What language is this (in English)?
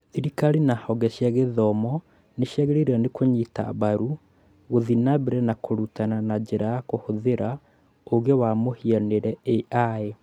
Kikuyu